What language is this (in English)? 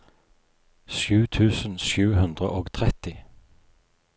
Norwegian